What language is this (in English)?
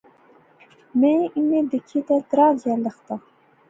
Pahari-Potwari